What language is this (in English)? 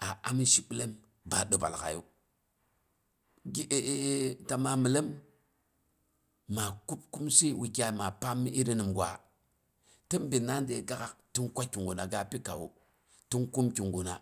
Boghom